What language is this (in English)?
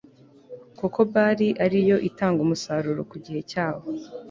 Kinyarwanda